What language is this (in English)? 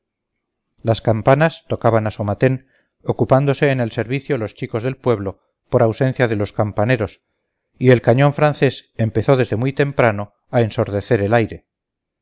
Spanish